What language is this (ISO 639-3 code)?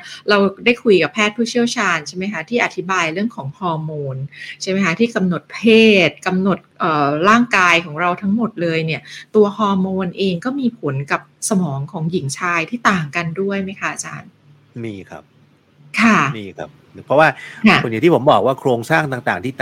tha